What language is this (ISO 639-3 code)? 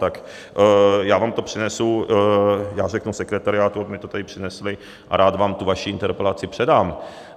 ces